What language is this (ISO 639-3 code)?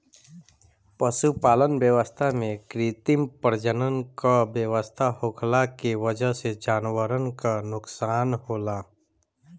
bho